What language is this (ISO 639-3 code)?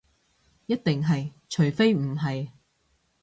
yue